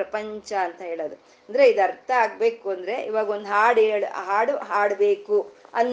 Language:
Kannada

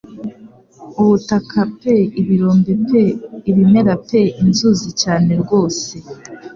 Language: Kinyarwanda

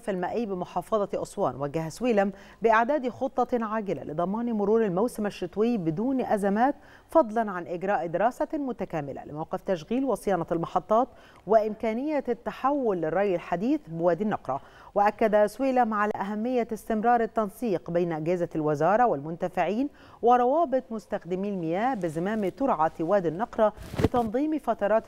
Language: Arabic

